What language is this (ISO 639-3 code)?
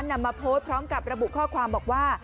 tha